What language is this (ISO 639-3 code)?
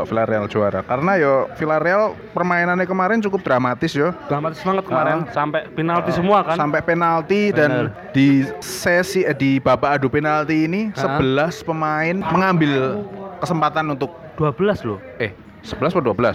ind